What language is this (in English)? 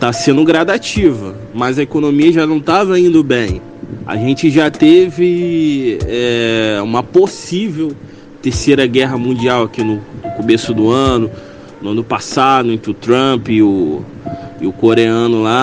Portuguese